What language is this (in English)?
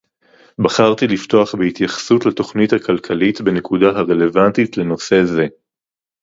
Hebrew